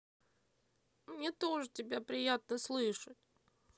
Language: Russian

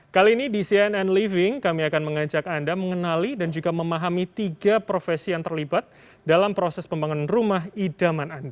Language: Indonesian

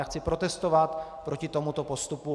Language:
Czech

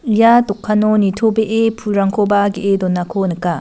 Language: Garo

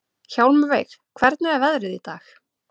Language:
Icelandic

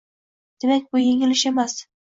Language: Uzbek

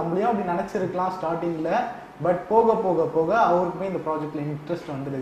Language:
Hindi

